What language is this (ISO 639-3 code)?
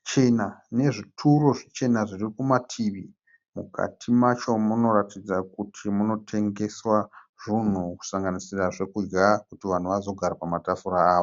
sna